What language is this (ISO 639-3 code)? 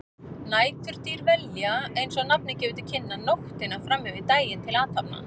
isl